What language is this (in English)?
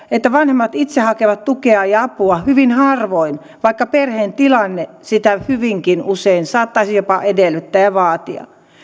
Finnish